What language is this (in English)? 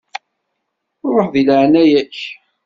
Kabyle